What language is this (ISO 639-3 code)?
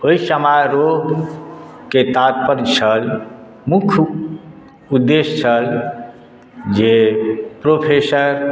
mai